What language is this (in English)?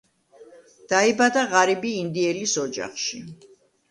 Georgian